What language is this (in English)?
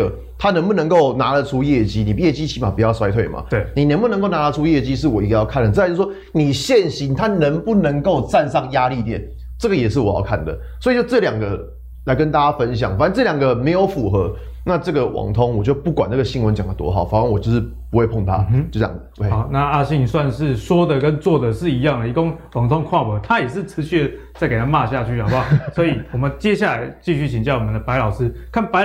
Chinese